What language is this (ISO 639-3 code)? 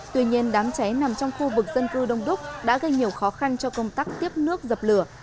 vie